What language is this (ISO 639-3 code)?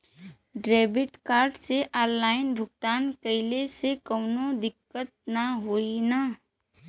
bho